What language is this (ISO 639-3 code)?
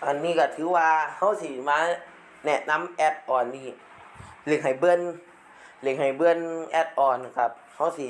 tha